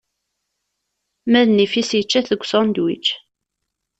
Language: Kabyle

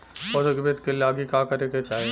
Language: Bhojpuri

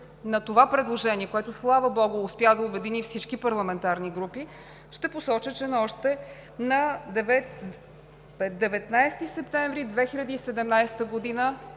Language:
Bulgarian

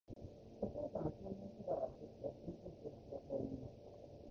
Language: Japanese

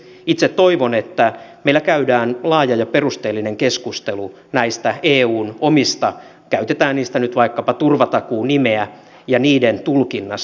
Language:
Finnish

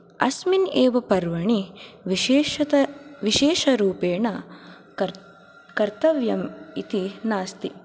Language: Sanskrit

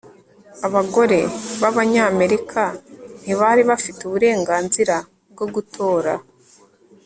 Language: Kinyarwanda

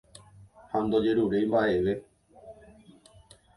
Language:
Guarani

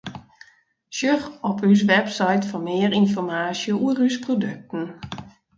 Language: Western Frisian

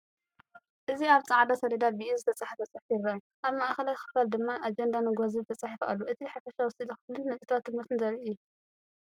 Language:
Tigrinya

